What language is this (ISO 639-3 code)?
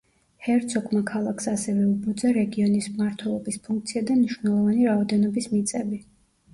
kat